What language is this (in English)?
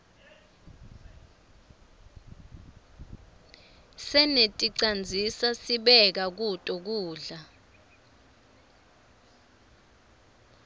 Swati